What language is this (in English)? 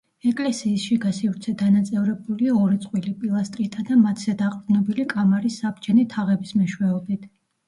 Georgian